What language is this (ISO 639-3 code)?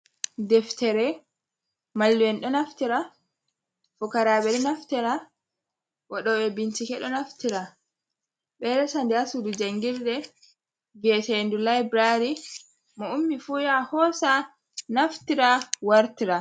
ful